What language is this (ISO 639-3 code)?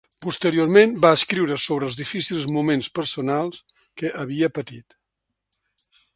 cat